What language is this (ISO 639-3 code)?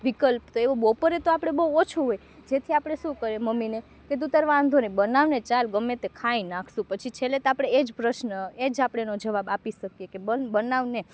guj